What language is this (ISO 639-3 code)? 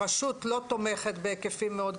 heb